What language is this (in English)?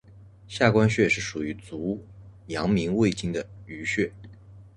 Chinese